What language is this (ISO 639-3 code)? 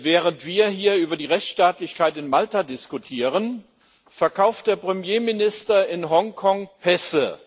deu